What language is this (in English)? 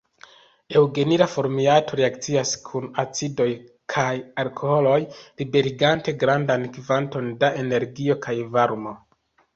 Esperanto